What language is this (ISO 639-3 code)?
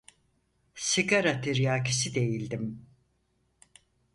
tur